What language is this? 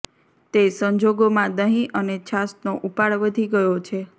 Gujarati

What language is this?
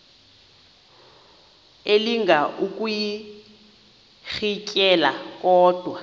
Xhosa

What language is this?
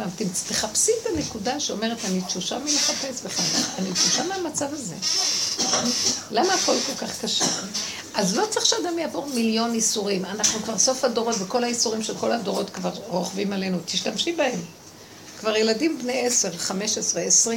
Hebrew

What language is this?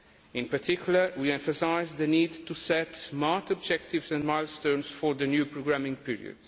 English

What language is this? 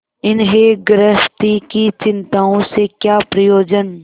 Hindi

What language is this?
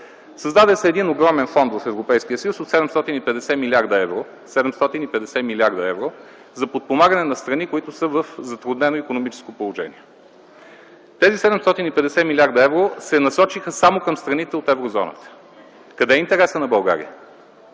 Bulgarian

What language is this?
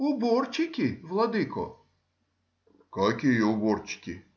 Russian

